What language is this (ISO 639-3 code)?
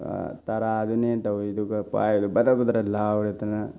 mni